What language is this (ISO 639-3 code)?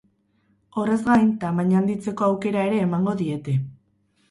eus